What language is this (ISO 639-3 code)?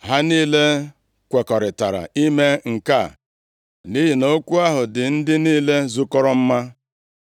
ibo